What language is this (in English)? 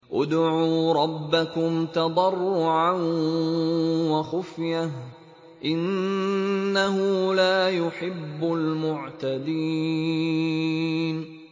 Arabic